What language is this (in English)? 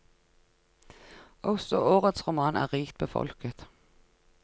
Norwegian